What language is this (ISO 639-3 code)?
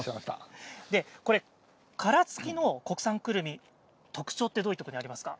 jpn